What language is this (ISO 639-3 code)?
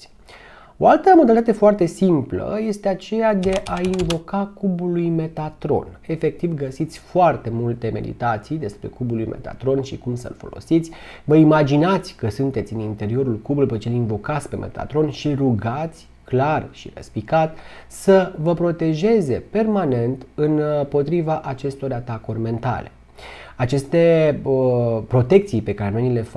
ron